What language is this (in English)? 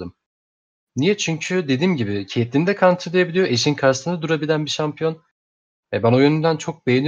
Turkish